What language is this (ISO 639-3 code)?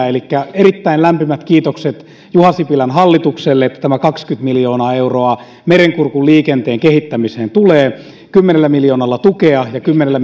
fin